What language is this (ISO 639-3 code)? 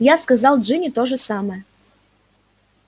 rus